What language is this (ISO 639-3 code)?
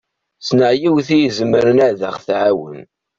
kab